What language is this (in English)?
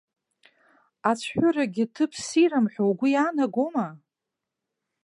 Abkhazian